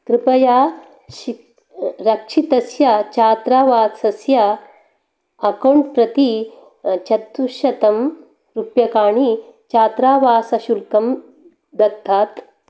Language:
Sanskrit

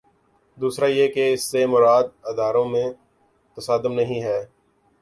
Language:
Urdu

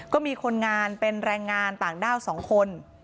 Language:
Thai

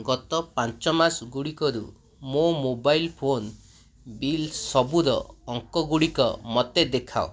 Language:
Odia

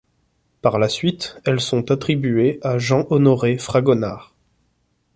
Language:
French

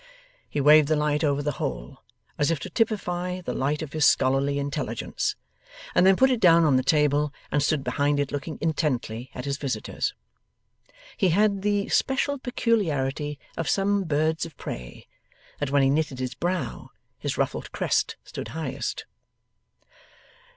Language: English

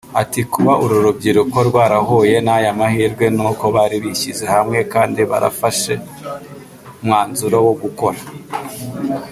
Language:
Kinyarwanda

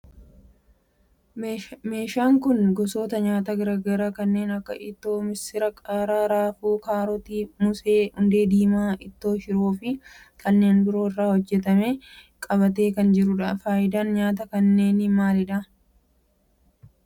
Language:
Oromo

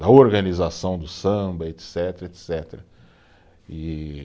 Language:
Portuguese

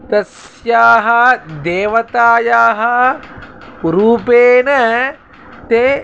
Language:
Sanskrit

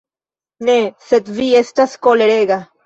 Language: Esperanto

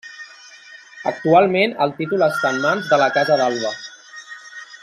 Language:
Catalan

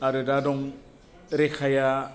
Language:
Bodo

